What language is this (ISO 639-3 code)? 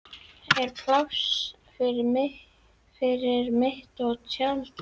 isl